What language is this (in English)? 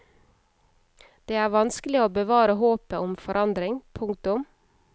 Norwegian